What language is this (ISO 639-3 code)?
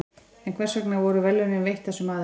isl